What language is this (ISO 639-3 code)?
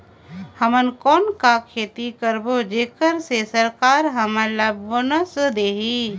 hne